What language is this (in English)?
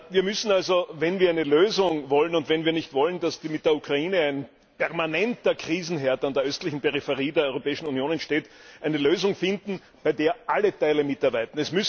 German